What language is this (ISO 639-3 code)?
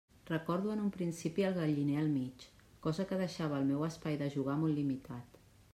cat